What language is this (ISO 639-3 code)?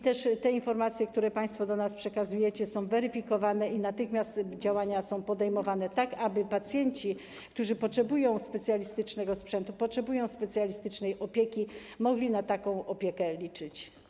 pol